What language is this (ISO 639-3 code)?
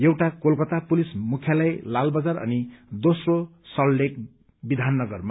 nep